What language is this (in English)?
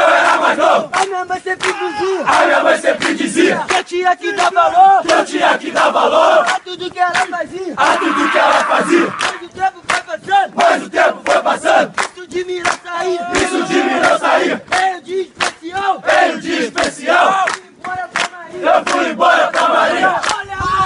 Portuguese